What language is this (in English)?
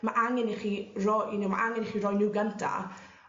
Welsh